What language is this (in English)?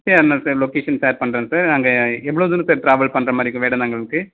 Tamil